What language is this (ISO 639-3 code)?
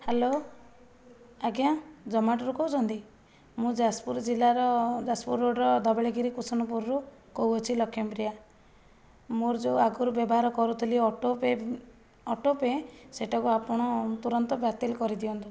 ori